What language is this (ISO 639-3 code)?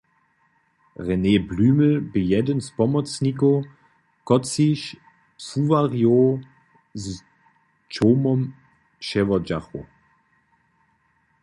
hsb